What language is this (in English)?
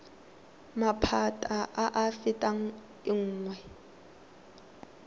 Tswana